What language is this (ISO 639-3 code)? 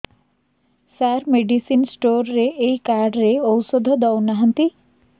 ori